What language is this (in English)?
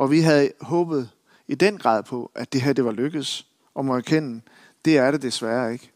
Danish